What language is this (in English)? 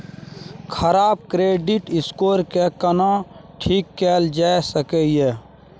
Maithili